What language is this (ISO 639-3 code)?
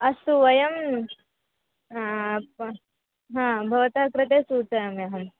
san